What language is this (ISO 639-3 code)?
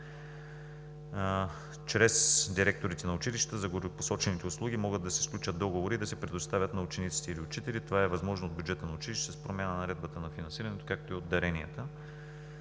bul